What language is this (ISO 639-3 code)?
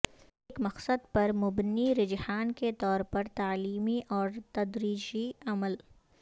urd